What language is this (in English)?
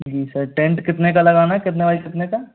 Hindi